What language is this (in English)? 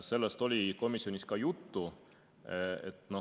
Estonian